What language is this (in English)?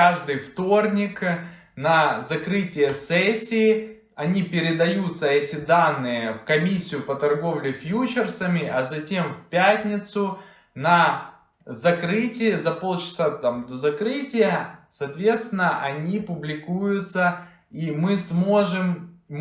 Russian